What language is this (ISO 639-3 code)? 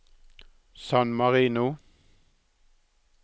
nor